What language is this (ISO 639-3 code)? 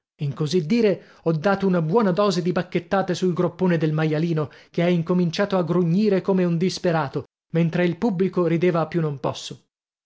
ita